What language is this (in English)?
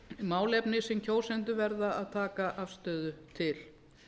Icelandic